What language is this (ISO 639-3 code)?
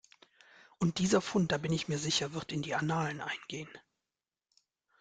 deu